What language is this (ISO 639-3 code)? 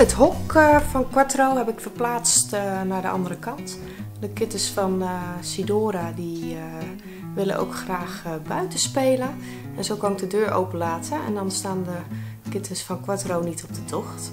nld